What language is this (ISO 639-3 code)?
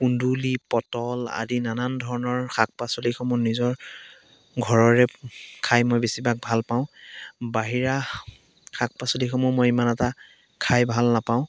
asm